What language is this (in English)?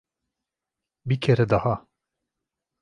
Turkish